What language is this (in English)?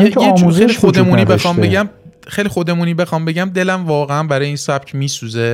Persian